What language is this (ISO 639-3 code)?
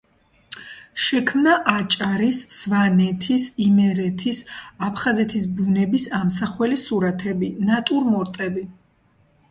kat